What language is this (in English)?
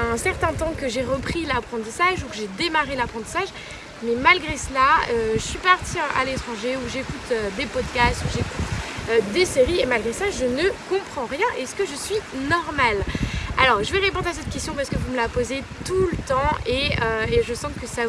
French